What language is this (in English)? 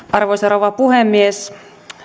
Finnish